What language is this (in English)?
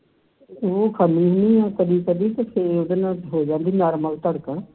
Punjabi